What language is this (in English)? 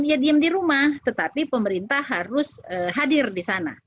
Indonesian